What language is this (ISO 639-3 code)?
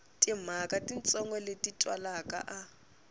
tso